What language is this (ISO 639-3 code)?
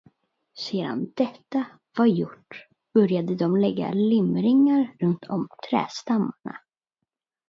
swe